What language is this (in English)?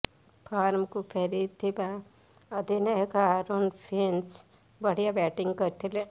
Odia